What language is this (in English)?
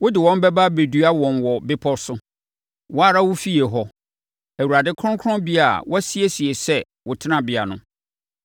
Akan